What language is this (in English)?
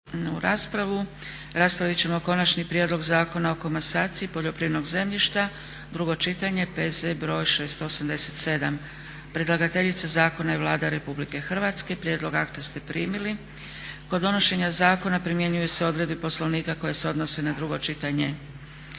Croatian